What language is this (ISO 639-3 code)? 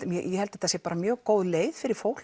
isl